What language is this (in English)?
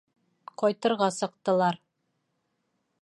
Bashkir